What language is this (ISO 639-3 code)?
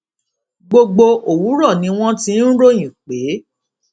yor